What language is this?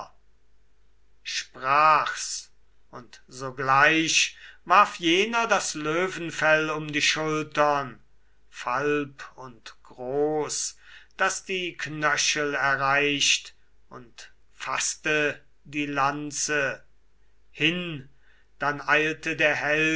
German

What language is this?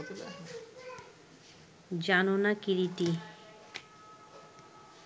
Bangla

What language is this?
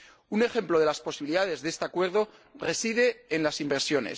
Spanish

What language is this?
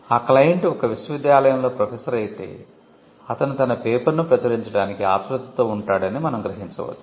Telugu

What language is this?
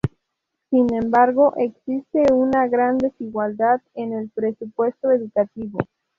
Spanish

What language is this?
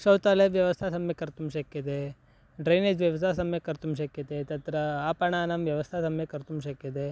Sanskrit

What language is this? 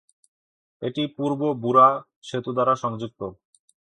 Bangla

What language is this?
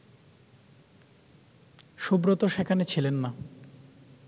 Bangla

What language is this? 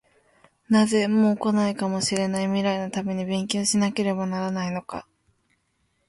Japanese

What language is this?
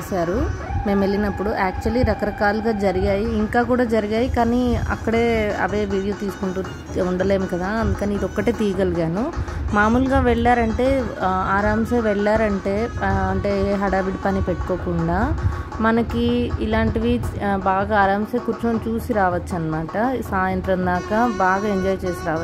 Indonesian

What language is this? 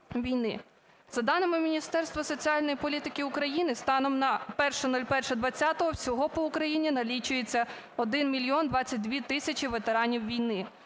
Ukrainian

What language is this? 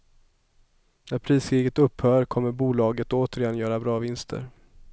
Swedish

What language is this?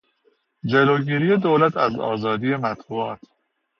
Persian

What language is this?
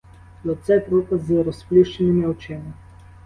Ukrainian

